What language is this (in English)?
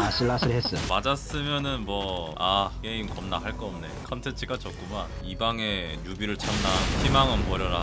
Korean